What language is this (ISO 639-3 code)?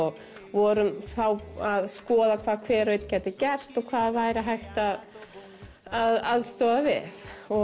isl